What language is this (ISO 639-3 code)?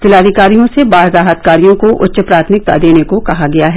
hin